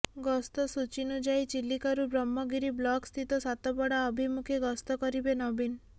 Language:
Odia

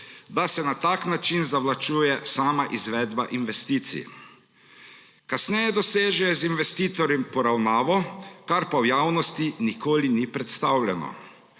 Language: Slovenian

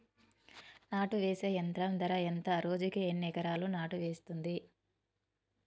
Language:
Telugu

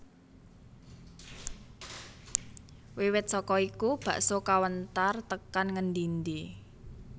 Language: Javanese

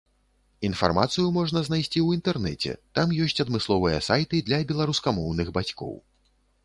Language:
Belarusian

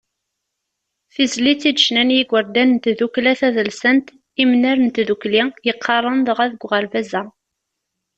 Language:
Kabyle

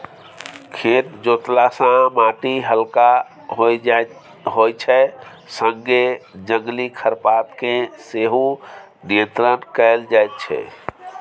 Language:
Maithili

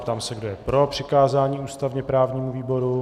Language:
Czech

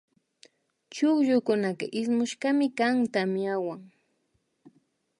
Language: Imbabura Highland Quichua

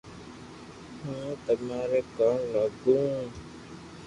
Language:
Loarki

